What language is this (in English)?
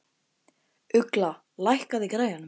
Icelandic